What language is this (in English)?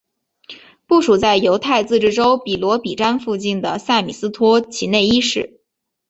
Chinese